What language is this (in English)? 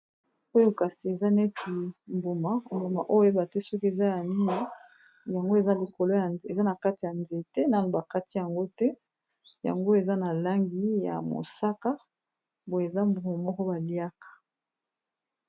Lingala